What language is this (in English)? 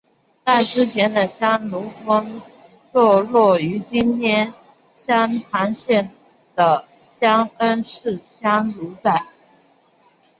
Chinese